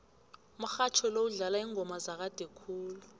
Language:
South Ndebele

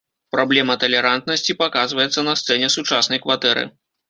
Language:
Belarusian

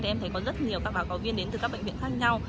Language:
Vietnamese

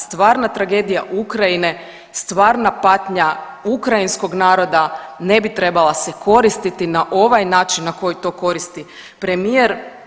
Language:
Croatian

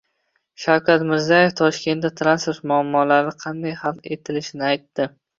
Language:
Uzbek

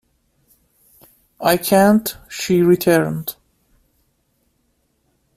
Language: English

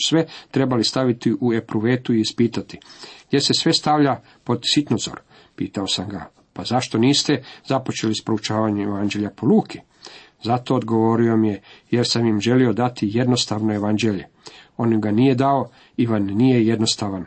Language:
Croatian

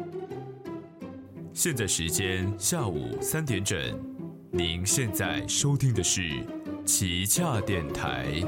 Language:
Chinese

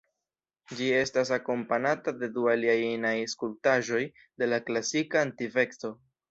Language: Esperanto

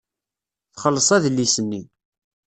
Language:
Kabyle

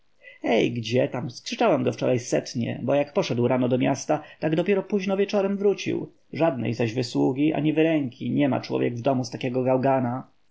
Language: Polish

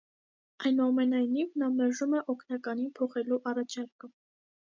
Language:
Armenian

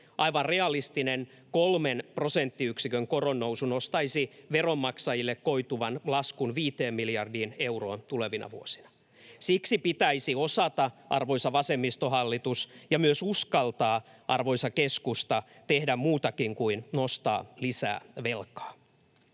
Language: Finnish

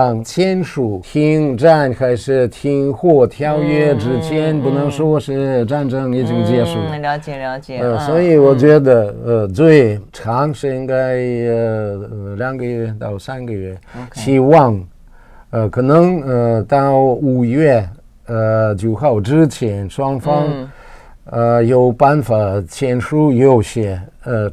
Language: Chinese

